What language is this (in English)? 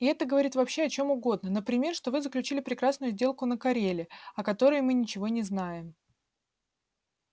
Russian